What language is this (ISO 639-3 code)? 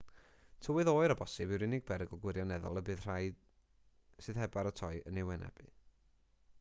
cym